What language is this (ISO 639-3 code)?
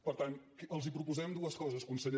cat